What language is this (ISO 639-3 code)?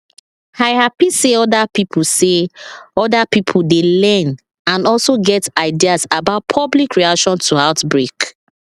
pcm